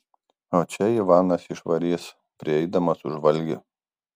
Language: Lithuanian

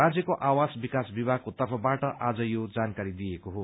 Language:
Nepali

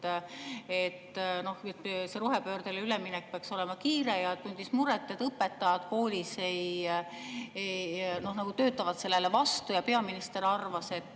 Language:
Estonian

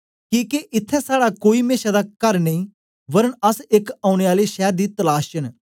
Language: Dogri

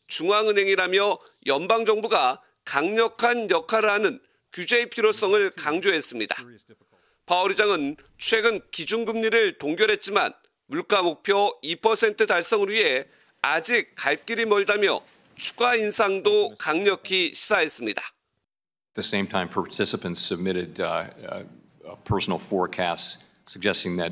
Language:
Korean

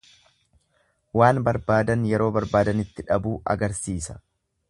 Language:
Oromo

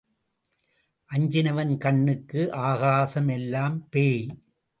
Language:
Tamil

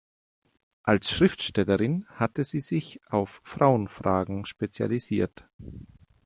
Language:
German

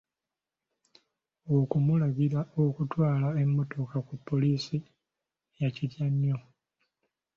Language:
Ganda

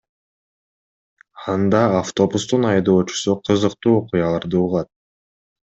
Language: Kyrgyz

